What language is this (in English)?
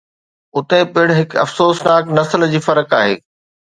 Sindhi